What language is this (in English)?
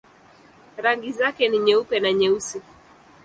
Swahili